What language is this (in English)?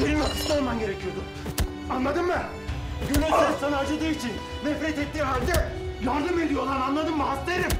Turkish